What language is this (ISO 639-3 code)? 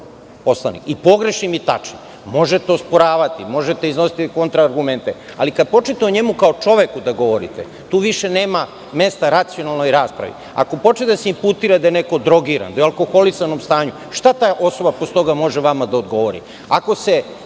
srp